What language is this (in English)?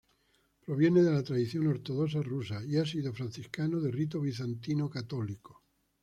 Spanish